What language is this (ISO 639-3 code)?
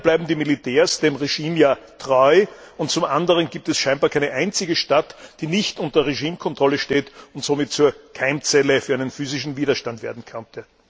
deu